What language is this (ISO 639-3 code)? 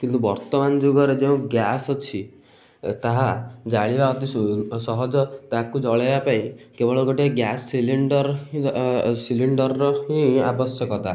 ori